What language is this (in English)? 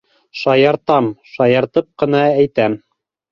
Bashkir